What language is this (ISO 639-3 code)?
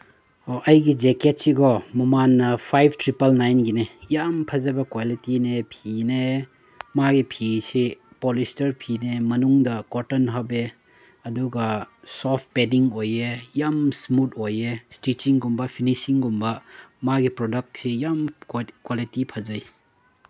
mni